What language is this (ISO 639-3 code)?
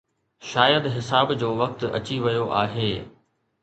snd